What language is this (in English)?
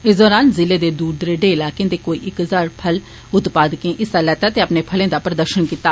Dogri